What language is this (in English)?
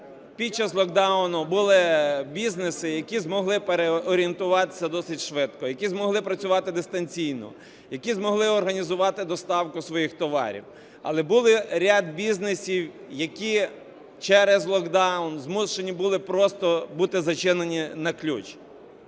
Ukrainian